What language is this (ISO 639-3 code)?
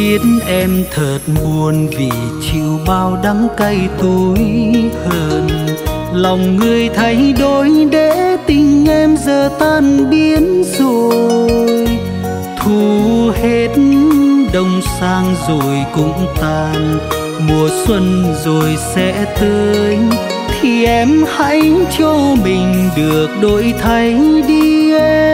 vie